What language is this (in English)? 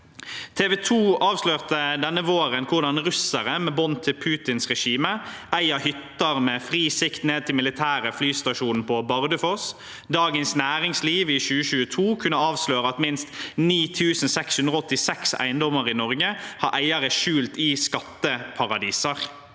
Norwegian